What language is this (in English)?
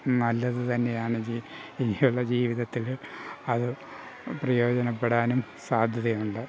Malayalam